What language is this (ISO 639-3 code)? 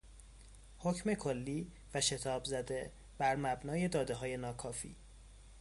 fas